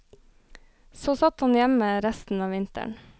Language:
Norwegian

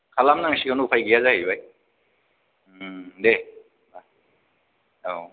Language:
Bodo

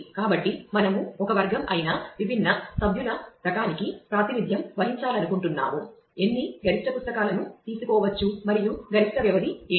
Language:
Telugu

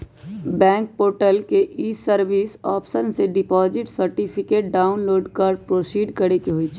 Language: Magahi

